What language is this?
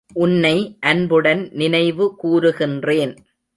Tamil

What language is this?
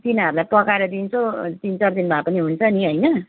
Nepali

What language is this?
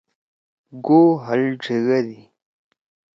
Torwali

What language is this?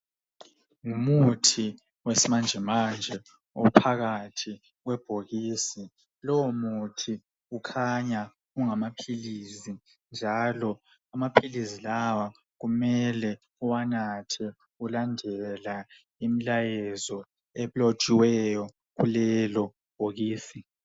North Ndebele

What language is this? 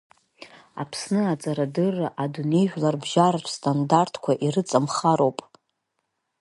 Abkhazian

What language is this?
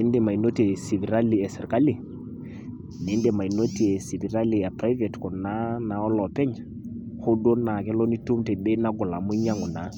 Masai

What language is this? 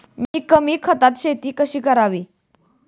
Marathi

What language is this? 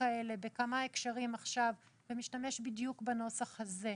Hebrew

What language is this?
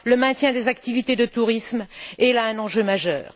French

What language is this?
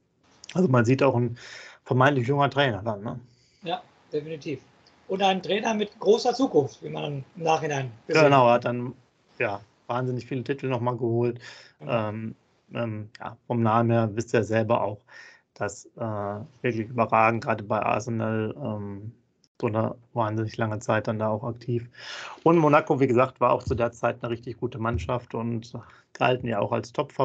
German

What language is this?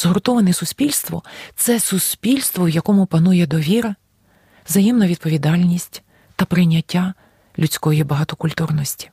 Ukrainian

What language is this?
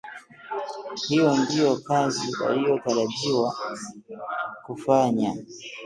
Swahili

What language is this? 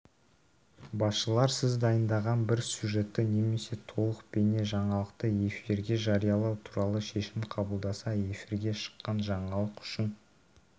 Kazakh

